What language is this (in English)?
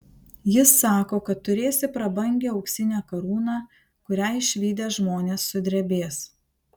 Lithuanian